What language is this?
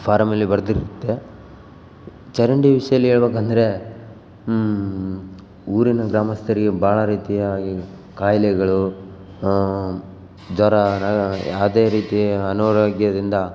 Kannada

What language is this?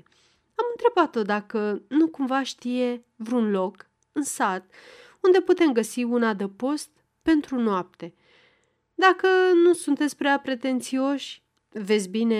Romanian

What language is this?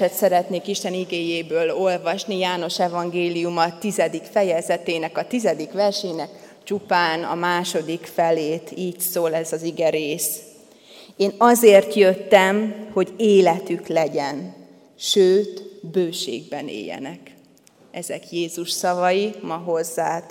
Hungarian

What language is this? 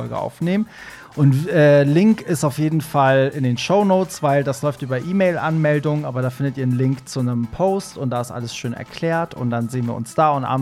German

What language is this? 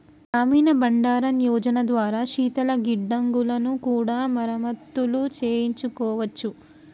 Telugu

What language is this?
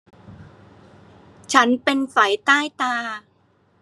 Thai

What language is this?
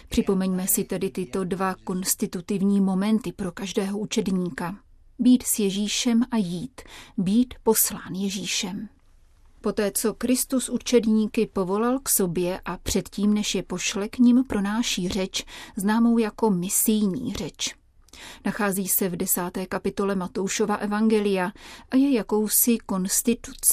Czech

